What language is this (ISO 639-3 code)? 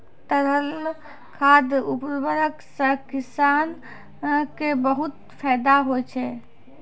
mai